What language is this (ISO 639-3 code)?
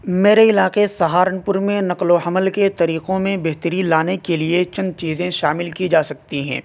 urd